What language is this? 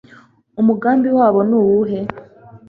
Kinyarwanda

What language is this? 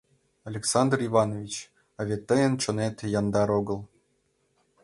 Mari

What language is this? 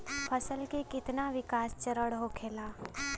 Bhojpuri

